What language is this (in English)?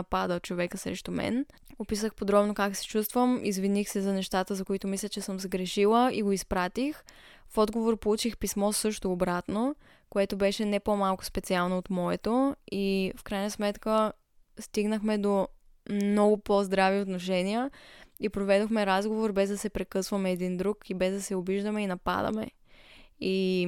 Bulgarian